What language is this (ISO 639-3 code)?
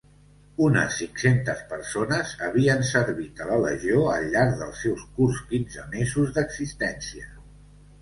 cat